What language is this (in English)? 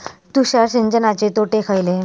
Marathi